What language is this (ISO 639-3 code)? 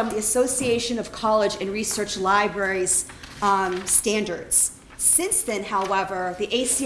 eng